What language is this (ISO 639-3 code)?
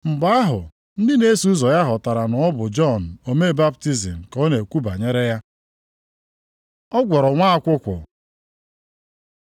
ibo